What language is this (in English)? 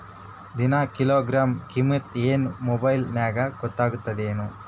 Kannada